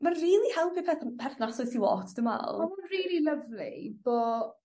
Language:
Welsh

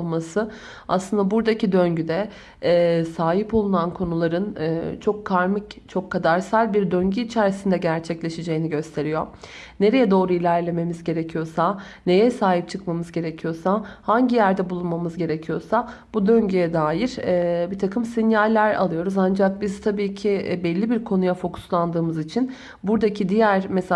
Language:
Turkish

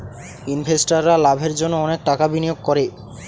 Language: Bangla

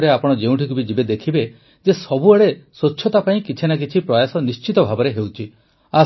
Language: Odia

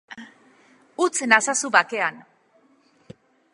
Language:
Basque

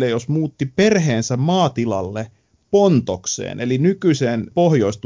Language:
Finnish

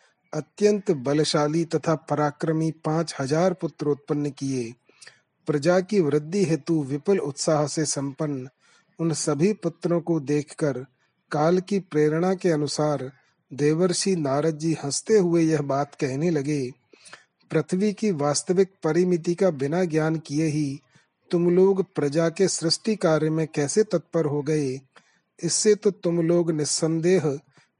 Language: Hindi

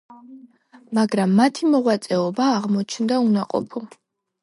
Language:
Georgian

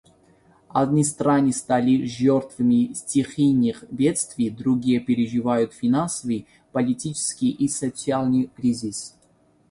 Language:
Russian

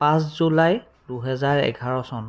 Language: Assamese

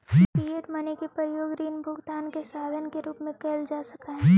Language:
Magahi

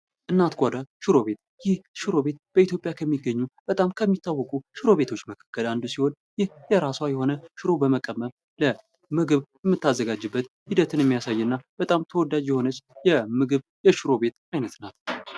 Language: Amharic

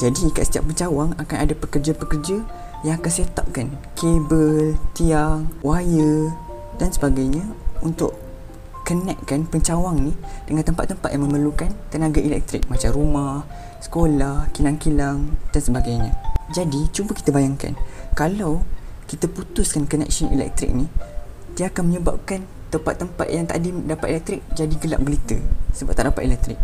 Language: Malay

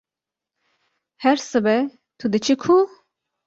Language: Kurdish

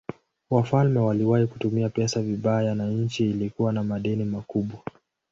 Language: Swahili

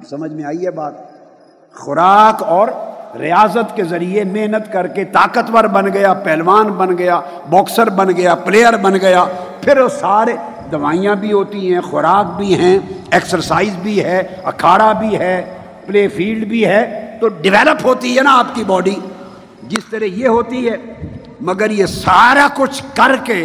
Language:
Urdu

